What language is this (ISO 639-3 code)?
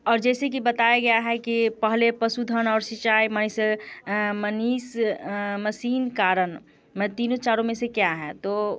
hin